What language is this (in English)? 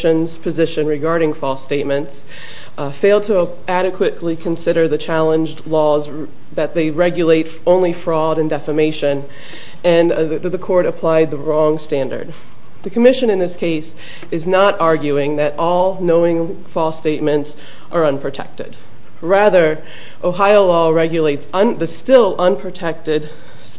English